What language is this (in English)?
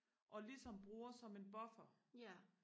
Danish